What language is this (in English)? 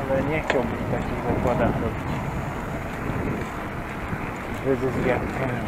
Polish